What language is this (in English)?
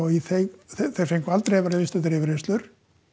Icelandic